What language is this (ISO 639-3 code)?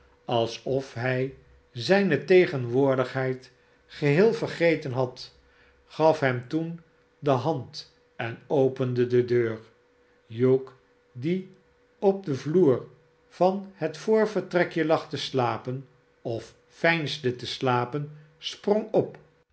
nld